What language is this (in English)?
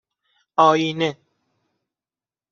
Persian